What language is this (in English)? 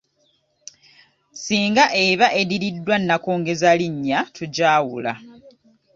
Ganda